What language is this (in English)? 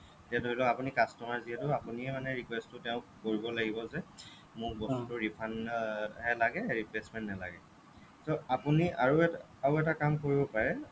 Assamese